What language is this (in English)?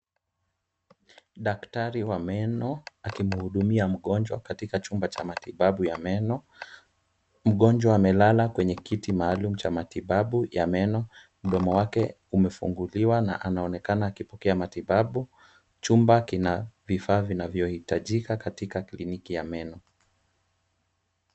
Swahili